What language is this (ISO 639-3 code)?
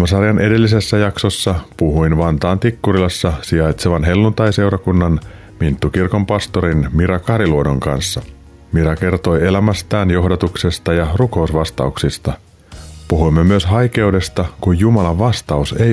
fin